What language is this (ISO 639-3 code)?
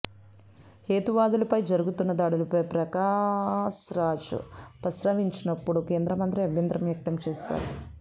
tel